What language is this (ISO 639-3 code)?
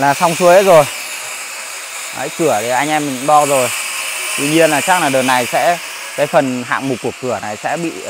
vie